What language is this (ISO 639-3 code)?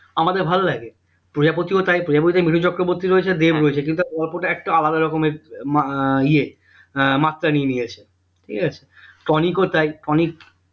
ben